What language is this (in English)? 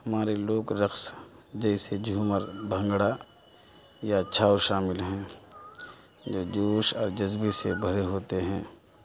Urdu